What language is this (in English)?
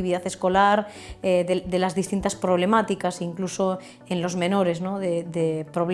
Spanish